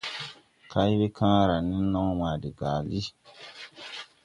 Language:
Tupuri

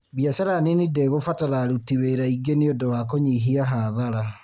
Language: Kikuyu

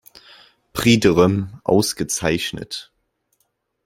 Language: German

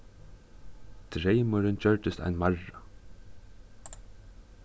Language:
Faroese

